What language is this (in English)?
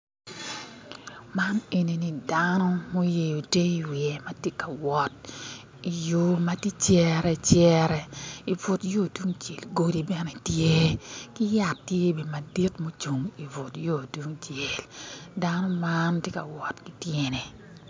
Acoli